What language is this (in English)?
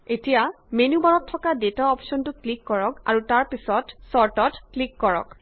Assamese